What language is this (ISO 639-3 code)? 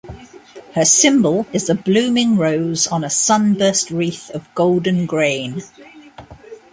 eng